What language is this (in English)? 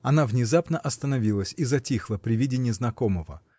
Russian